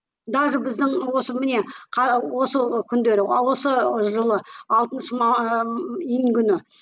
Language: Kazakh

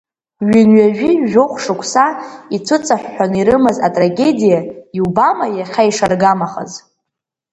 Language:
Abkhazian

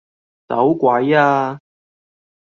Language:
Cantonese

